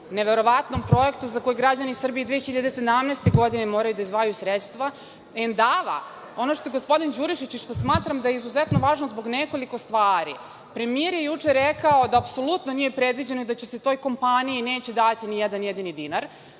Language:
Serbian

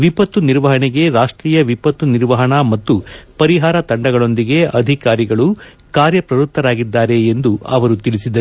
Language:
Kannada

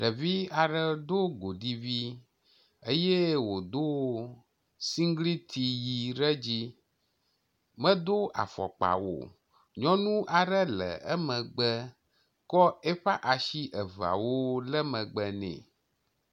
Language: Ewe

